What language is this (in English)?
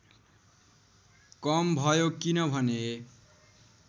Nepali